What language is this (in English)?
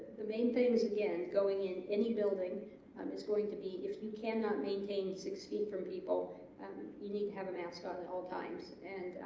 English